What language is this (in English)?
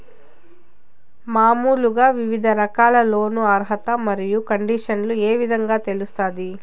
Telugu